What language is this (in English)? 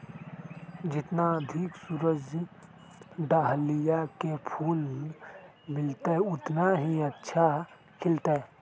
Magahi